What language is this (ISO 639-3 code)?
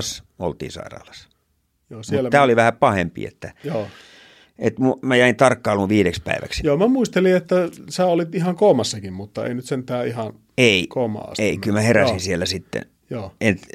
fin